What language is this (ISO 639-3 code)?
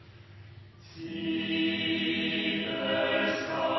nno